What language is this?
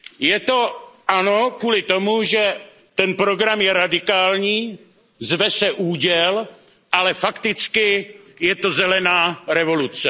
Czech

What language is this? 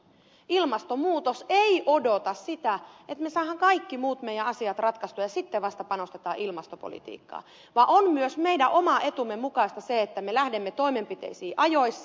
Finnish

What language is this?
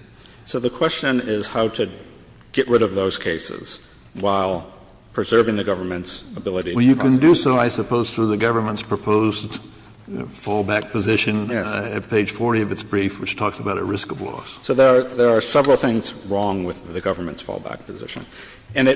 English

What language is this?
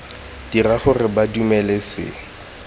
Tswana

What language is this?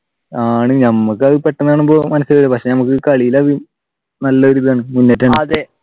Malayalam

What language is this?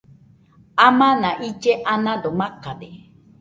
Nüpode Huitoto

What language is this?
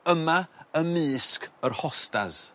Welsh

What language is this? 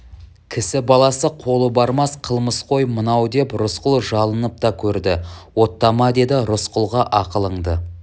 Kazakh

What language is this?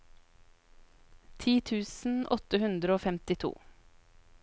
Norwegian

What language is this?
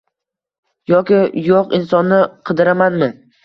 Uzbek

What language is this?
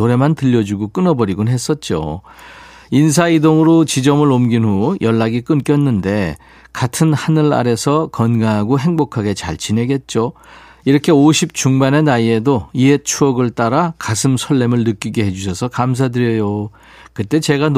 Korean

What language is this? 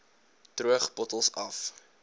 Afrikaans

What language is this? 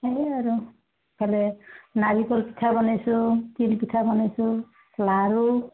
Assamese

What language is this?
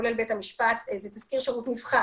Hebrew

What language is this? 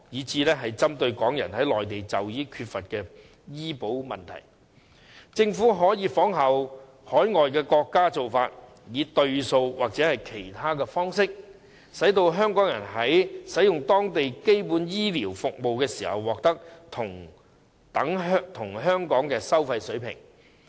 Cantonese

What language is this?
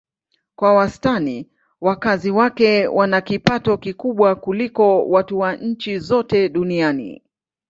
Swahili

